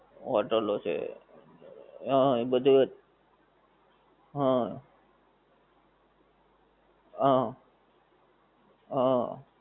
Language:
Gujarati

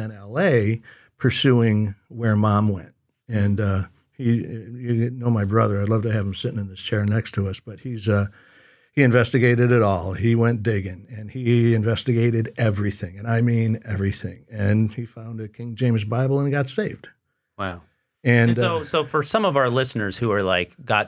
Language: English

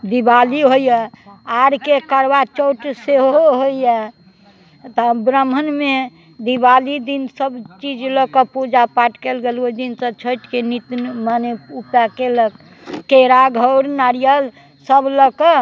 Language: Maithili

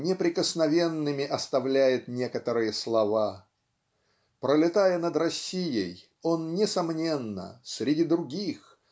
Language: Russian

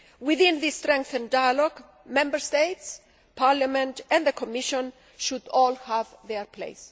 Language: English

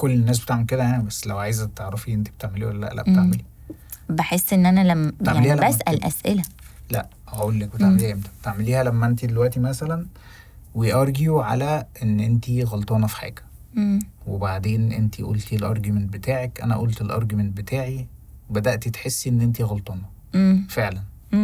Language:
Arabic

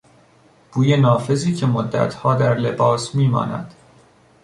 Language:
Persian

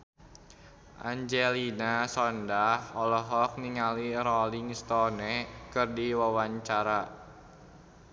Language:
Sundanese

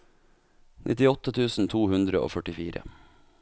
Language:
Norwegian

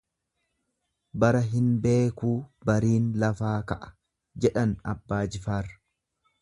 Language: Oromo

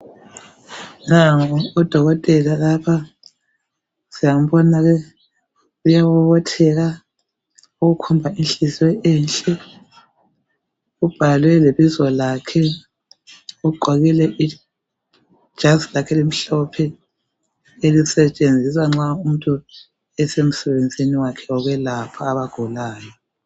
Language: North Ndebele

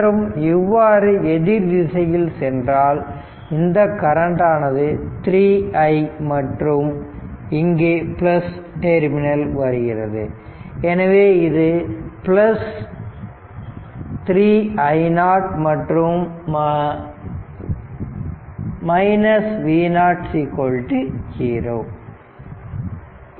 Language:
Tamil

